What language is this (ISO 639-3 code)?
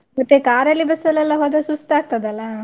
kan